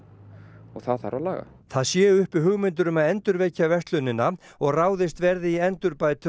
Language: Icelandic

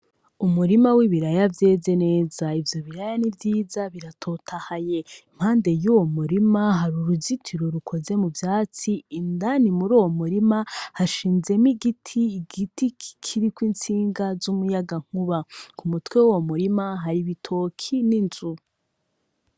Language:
Rundi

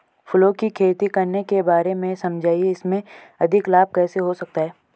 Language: Hindi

